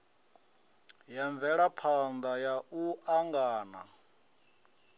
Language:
Venda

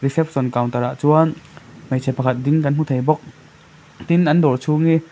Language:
Mizo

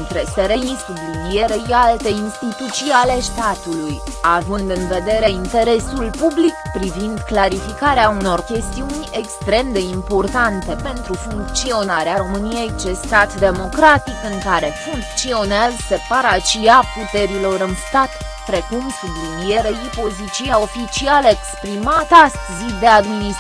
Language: Romanian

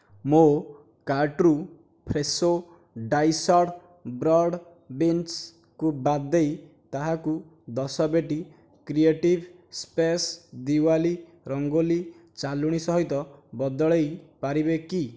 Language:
Odia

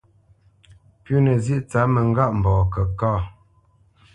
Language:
Bamenyam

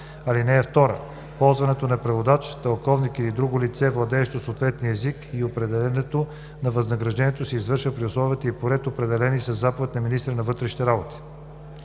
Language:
Bulgarian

